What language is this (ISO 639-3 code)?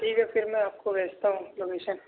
urd